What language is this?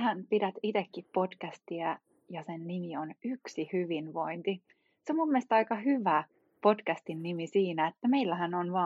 Finnish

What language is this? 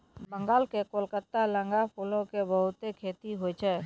Maithili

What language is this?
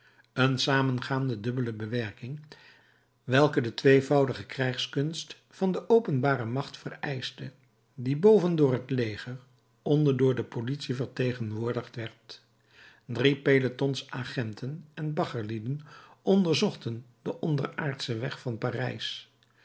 Dutch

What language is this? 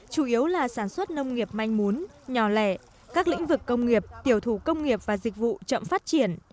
Vietnamese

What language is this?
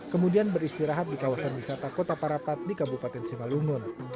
Indonesian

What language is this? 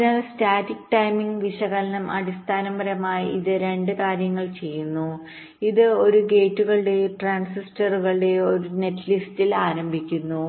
Malayalam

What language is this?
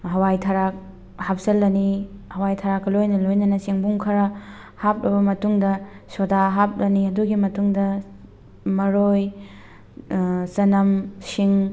Manipuri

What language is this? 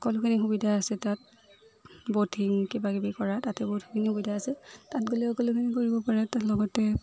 Assamese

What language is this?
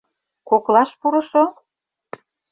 Mari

